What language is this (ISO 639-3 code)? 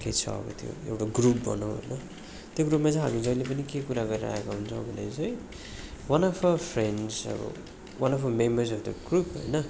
nep